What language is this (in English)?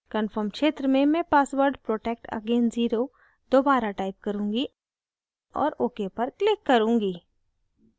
Hindi